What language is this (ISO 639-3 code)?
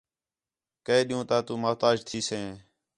xhe